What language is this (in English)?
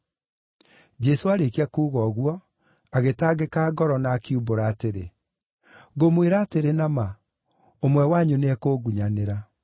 Kikuyu